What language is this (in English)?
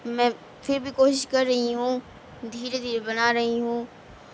Urdu